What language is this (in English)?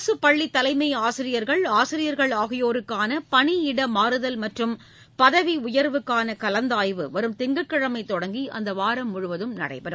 Tamil